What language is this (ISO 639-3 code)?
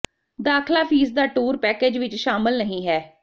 pan